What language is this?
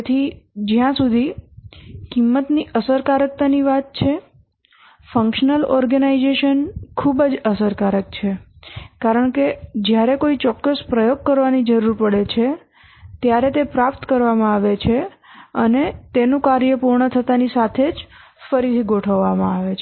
Gujarati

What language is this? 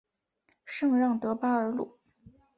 Chinese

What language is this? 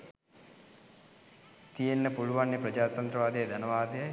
Sinhala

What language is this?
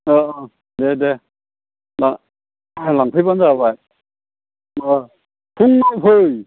Bodo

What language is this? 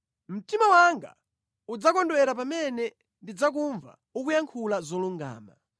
Nyanja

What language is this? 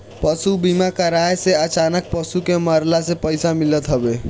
Bhojpuri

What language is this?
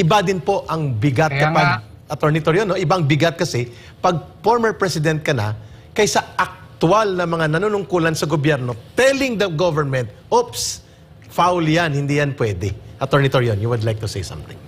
Filipino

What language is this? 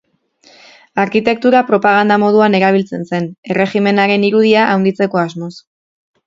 Basque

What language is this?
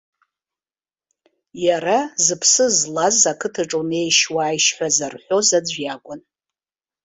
Abkhazian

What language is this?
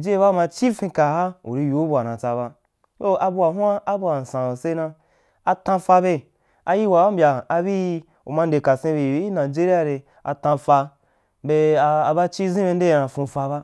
Wapan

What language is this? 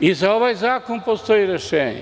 Serbian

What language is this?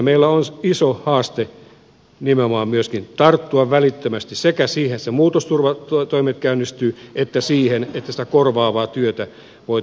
Finnish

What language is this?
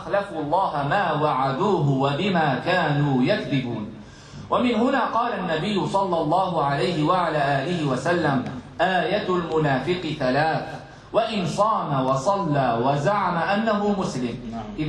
Arabic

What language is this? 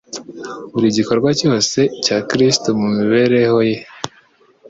Kinyarwanda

